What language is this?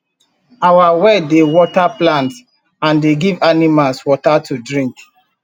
Nigerian Pidgin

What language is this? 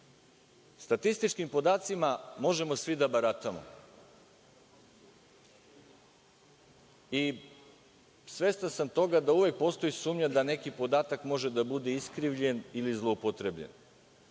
Serbian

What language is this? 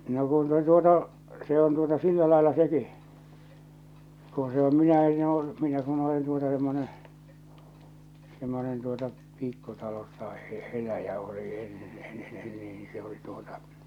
Finnish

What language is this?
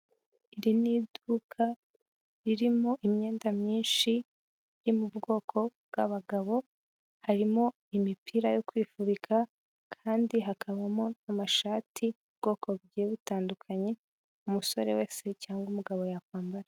Kinyarwanda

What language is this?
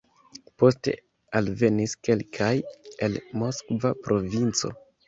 Esperanto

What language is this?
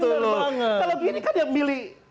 Indonesian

